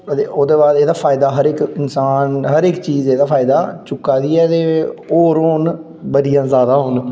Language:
Dogri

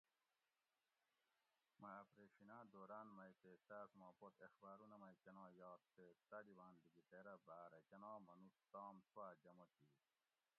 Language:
Gawri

